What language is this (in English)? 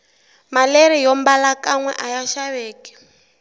Tsonga